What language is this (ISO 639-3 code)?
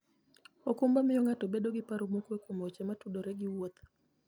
luo